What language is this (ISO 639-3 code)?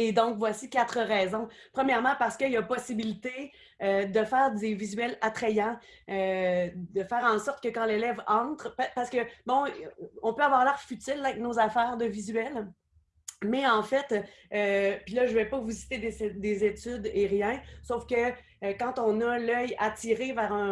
fra